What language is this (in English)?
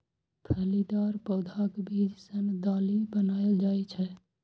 Maithili